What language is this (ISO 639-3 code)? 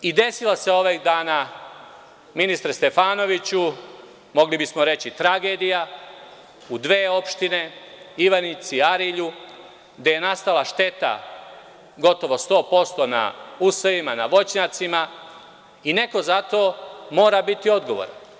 srp